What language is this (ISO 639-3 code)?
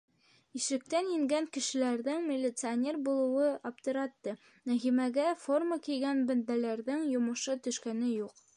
bak